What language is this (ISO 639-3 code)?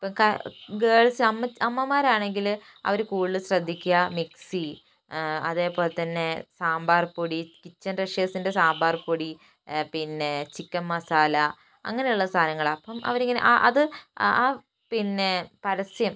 mal